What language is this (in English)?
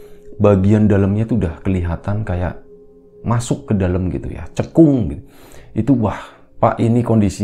Indonesian